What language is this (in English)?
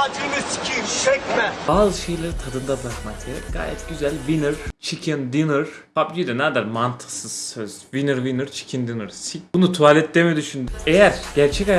Turkish